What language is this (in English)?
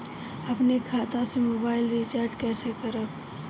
Bhojpuri